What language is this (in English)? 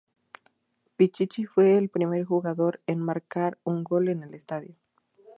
Spanish